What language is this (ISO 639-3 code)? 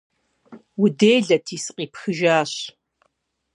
kbd